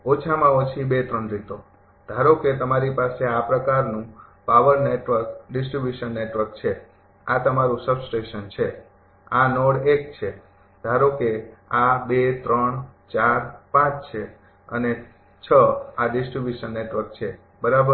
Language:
Gujarati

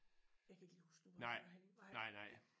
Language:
Danish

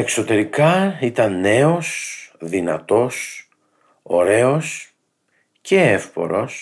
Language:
Greek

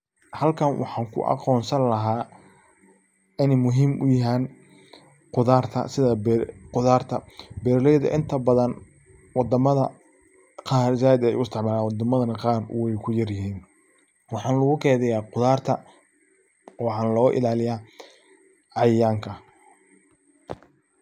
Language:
Somali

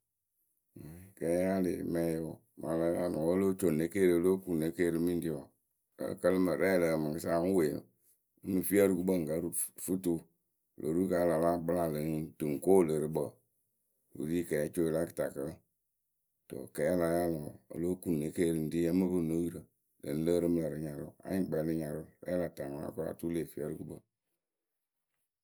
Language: Akebu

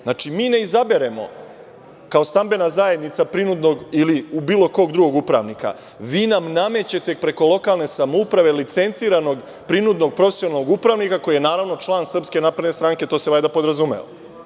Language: Serbian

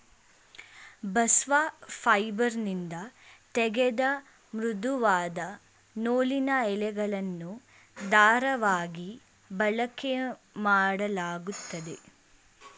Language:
Kannada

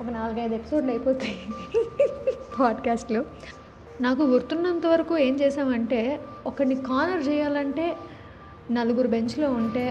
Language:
Telugu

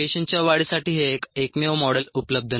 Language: Marathi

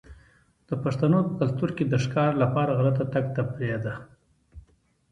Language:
Pashto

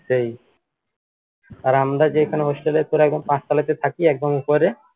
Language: Bangla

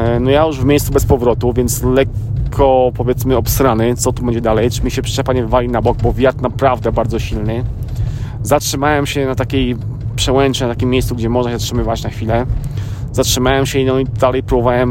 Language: Polish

